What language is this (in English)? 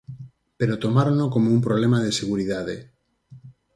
Galician